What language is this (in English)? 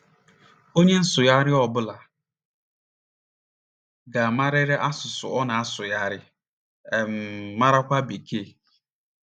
Igbo